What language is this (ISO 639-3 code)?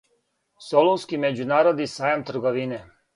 srp